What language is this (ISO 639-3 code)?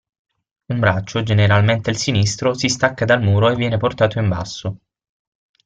ita